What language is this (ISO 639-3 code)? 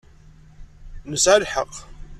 kab